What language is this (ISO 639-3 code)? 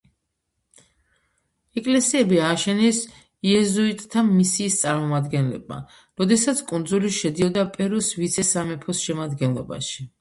kat